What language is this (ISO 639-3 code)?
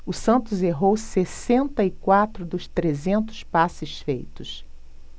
por